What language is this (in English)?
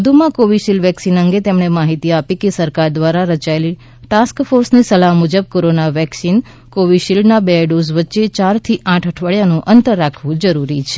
Gujarati